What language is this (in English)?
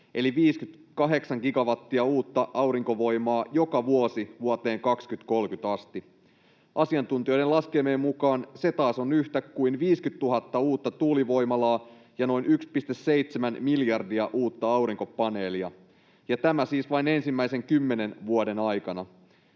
Finnish